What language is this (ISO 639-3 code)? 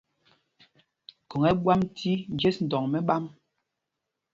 mgg